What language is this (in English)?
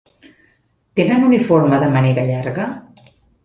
Catalan